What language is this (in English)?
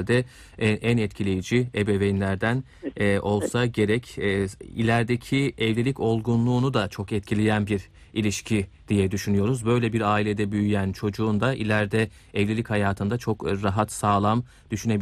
Turkish